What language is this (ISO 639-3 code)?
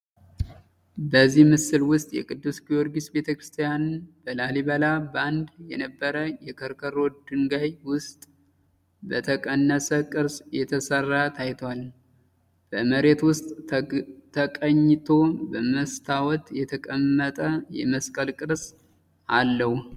amh